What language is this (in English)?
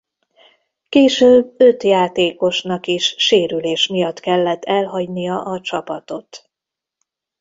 Hungarian